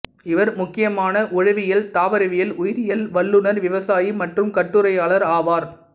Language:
Tamil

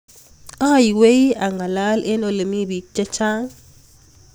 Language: Kalenjin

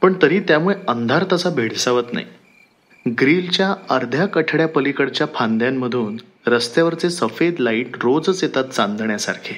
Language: Marathi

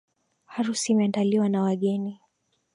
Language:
Swahili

